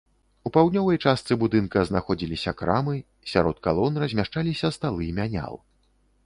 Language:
Belarusian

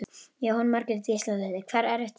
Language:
Icelandic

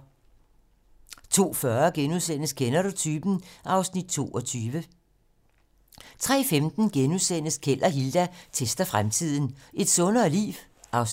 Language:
Danish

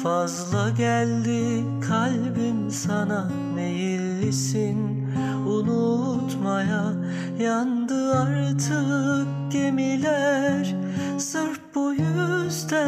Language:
Turkish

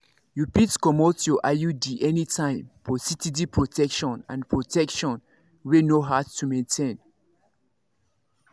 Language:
Nigerian Pidgin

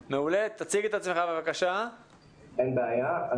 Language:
Hebrew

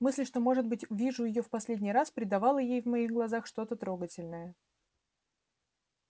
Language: Russian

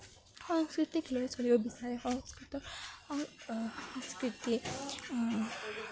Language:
Assamese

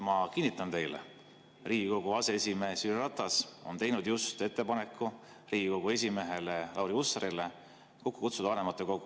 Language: Estonian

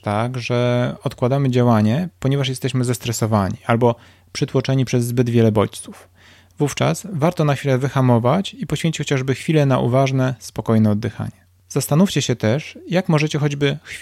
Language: Polish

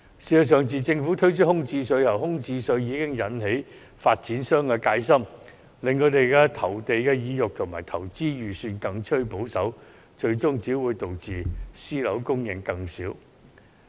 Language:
Cantonese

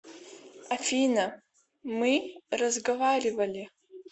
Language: Russian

